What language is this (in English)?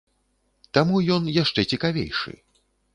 Belarusian